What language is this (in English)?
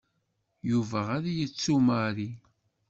Kabyle